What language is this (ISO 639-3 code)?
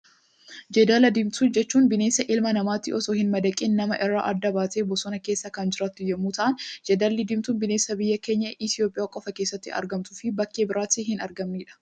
orm